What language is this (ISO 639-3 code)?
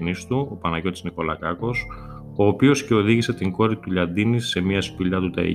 ell